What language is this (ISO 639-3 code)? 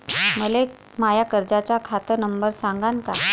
mar